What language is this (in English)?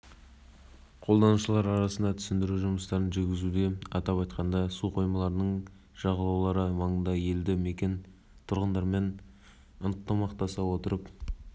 Kazakh